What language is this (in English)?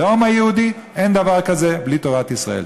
Hebrew